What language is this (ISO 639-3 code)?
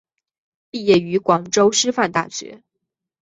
zho